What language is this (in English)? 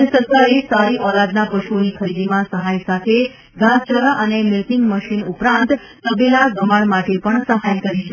Gujarati